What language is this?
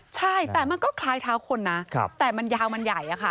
Thai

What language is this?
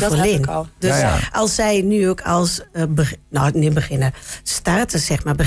Dutch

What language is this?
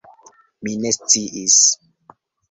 Esperanto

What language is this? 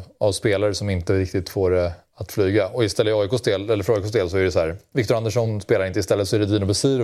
Swedish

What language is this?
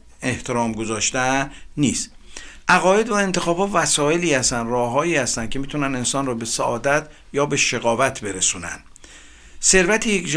Persian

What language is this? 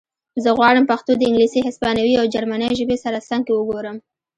Pashto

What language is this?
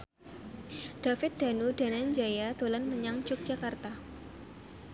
Javanese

